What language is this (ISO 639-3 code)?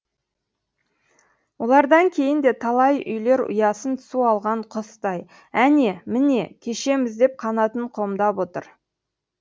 kaz